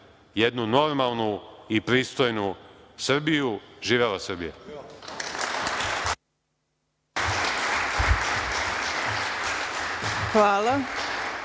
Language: Serbian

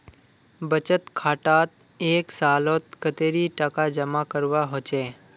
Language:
Magahi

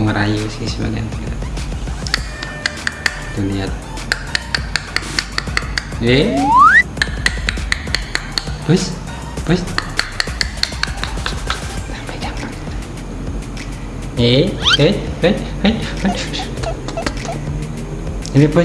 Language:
Indonesian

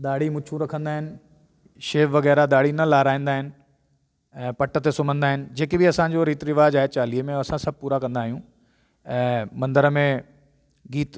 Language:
Sindhi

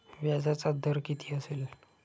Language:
Marathi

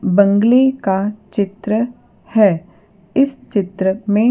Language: Hindi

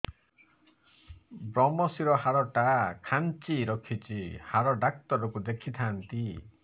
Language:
Odia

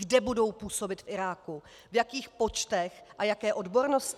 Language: Czech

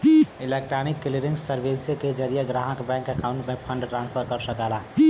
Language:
Bhojpuri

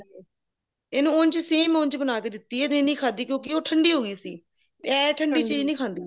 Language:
Punjabi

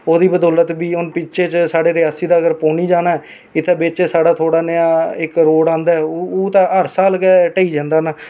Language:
Dogri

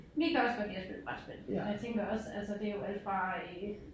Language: Danish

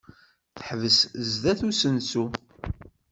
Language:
Kabyle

